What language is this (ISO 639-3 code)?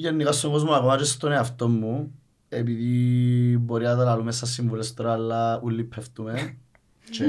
ell